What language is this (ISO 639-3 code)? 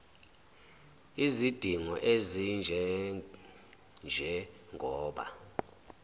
zul